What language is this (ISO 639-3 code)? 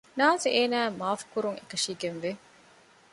div